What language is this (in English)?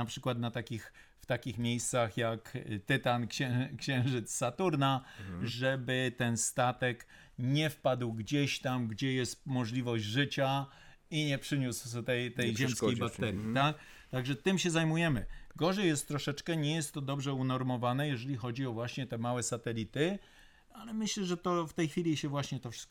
Polish